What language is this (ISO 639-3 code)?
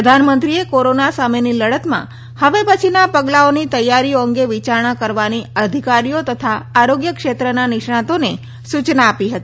guj